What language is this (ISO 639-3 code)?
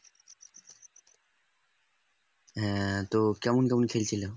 ben